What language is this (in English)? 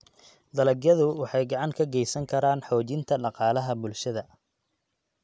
Somali